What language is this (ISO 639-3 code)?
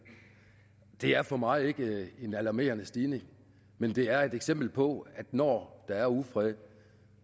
dan